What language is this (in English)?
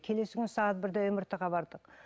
Kazakh